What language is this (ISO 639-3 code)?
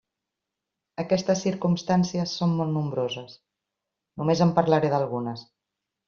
cat